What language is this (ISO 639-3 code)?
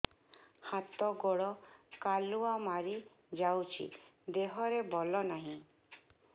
ori